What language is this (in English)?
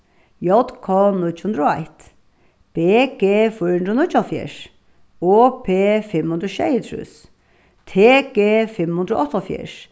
Faroese